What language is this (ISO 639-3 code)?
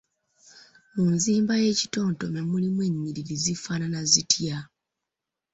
lug